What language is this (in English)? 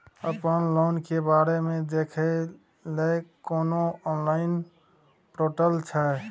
Maithili